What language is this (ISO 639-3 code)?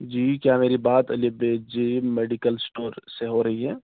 urd